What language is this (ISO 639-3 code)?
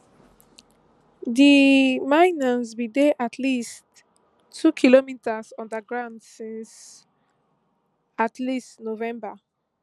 pcm